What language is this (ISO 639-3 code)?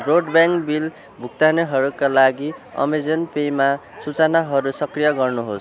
nep